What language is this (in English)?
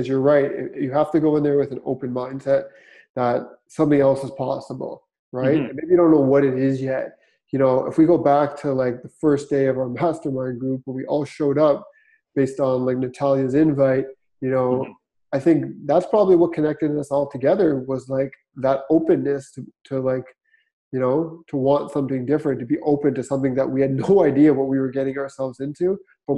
English